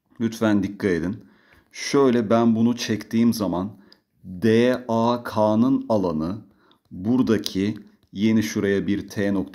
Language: Turkish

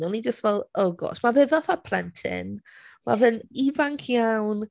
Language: Welsh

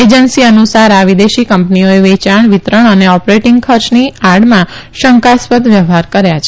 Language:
Gujarati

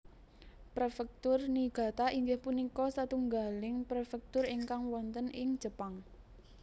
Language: Javanese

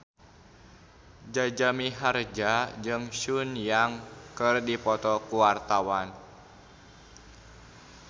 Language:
Sundanese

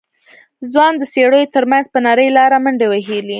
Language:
Pashto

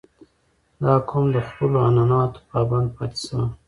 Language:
Pashto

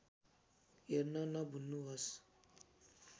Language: Nepali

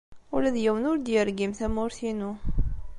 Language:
Kabyle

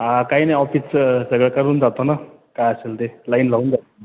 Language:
Marathi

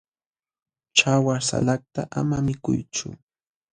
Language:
Jauja Wanca Quechua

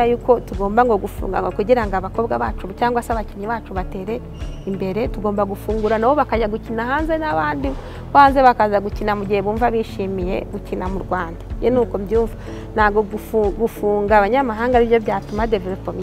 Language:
Romanian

